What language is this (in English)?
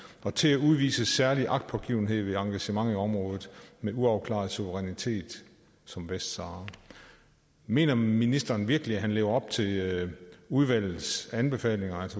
Danish